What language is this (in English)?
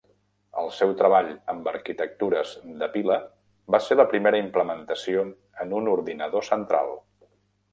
Catalan